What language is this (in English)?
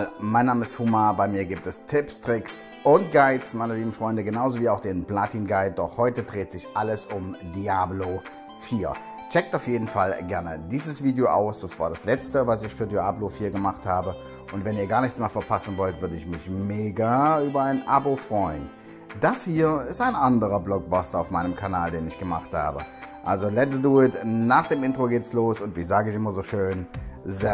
German